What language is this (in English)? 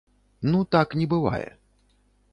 Belarusian